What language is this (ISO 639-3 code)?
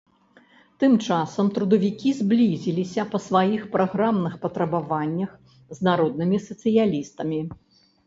bel